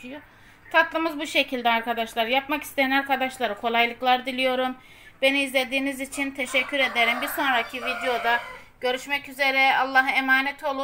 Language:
Turkish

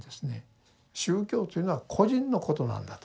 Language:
Japanese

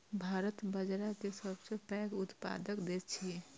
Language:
Maithili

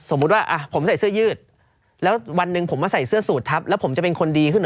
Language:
Thai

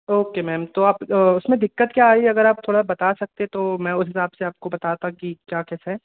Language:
Hindi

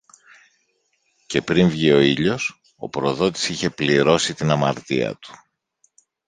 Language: Greek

